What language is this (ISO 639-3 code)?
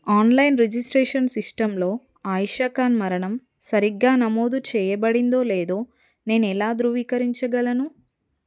tel